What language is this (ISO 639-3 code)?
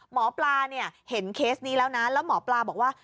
tha